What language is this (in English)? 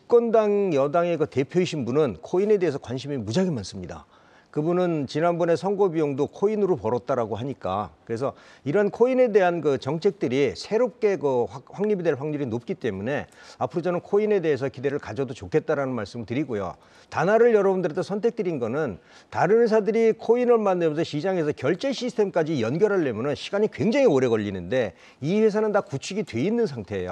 Korean